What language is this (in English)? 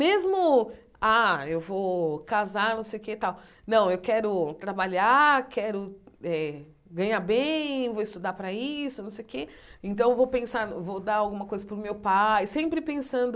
Portuguese